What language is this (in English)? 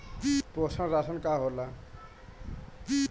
Bhojpuri